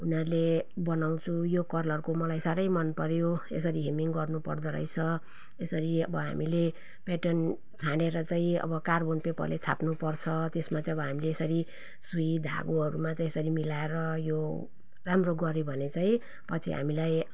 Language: Nepali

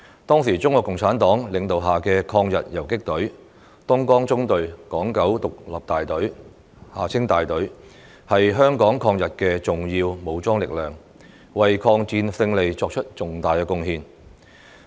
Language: Cantonese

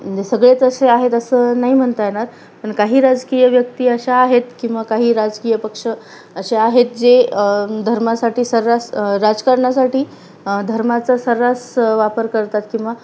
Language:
Marathi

